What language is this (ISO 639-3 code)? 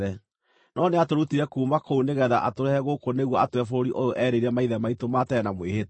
kik